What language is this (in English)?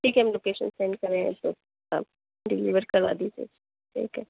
Urdu